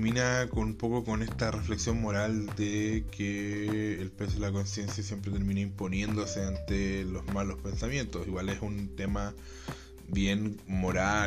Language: Spanish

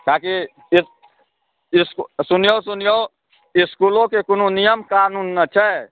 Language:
Maithili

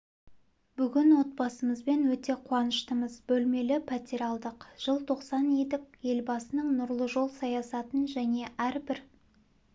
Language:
Kazakh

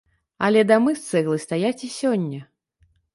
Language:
Belarusian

